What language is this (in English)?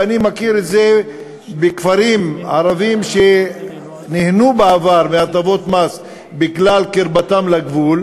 Hebrew